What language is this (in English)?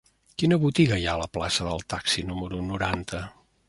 Catalan